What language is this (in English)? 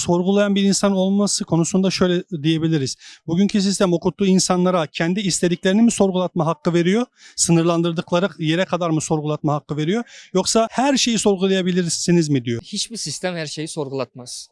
Turkish